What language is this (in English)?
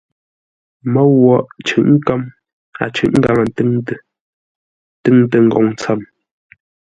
Ngombale